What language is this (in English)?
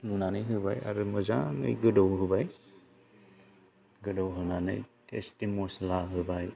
Bodo